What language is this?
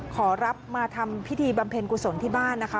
Thai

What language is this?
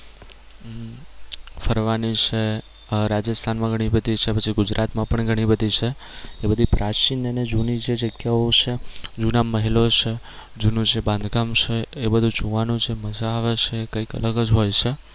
Gujarati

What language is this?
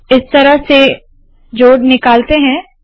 Hindi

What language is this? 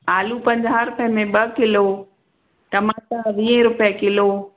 Sindhi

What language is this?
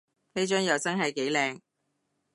Cantonese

